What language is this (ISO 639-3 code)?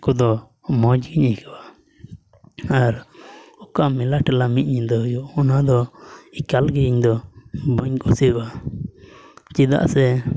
sat